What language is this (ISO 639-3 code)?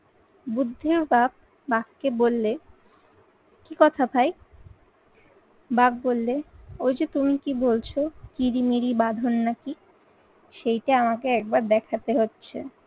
ben